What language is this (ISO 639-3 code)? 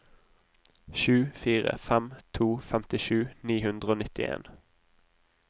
nor